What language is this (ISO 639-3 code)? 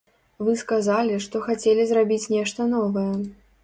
bel